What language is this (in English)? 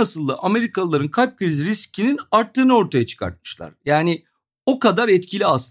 Turkish